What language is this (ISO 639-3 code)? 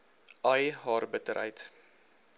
afr